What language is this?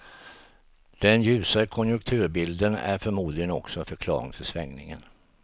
Swedish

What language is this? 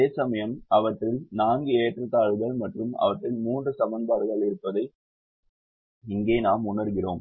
Tamil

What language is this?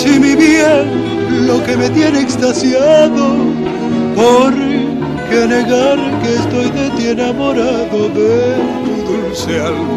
Romanian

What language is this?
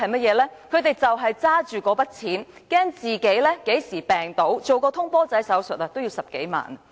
Cantonese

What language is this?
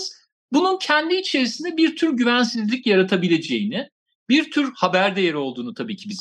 Turkish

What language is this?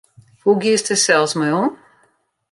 Western Frisian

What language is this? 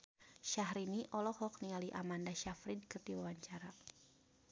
Sundanese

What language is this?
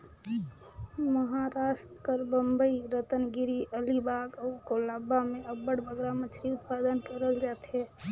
Chhattisgarhi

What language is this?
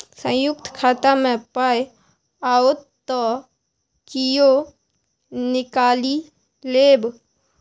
Maithili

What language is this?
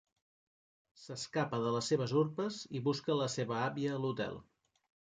Catalan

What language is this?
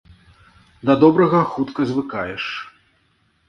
Belarusian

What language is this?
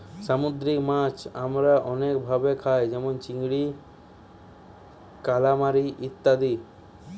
Bangla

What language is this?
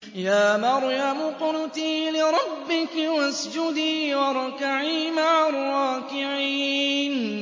Arabic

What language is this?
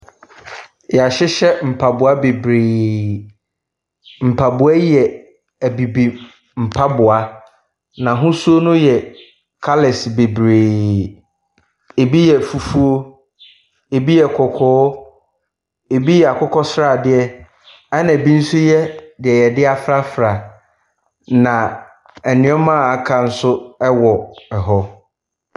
Akan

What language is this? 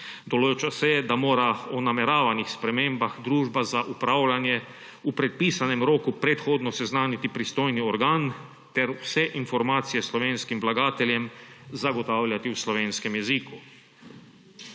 Slovenian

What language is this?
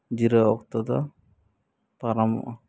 Santali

